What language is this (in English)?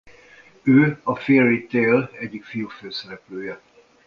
Hungarian